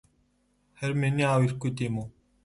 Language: Mongolian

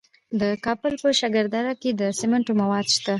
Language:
Pashto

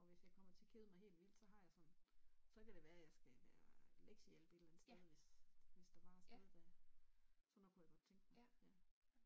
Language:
Danish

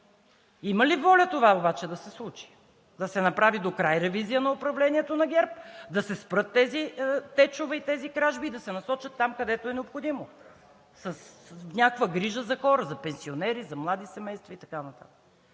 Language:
Bulgarian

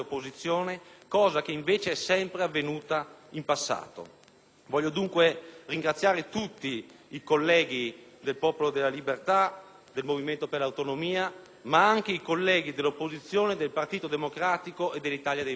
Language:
Italian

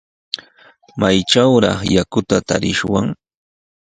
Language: Sihuas Ancash Quechua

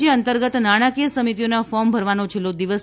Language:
Gujarati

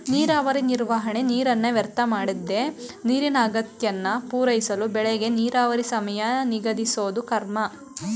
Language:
Kannada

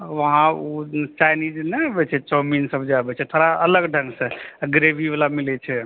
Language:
Maithili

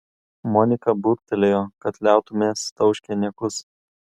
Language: Lithuanian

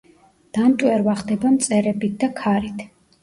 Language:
Georgian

